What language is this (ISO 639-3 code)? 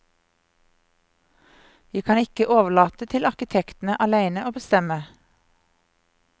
nor